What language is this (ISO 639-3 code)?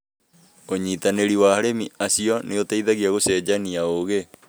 kik